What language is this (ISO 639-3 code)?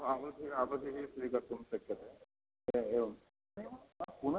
san